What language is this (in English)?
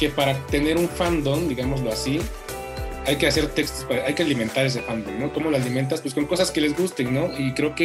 Spanish